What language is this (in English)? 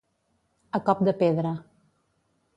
Catalan